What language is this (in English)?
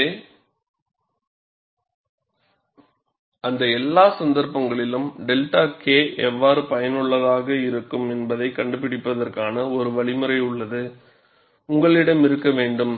Tamil